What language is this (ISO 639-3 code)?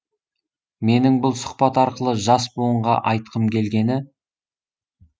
kaz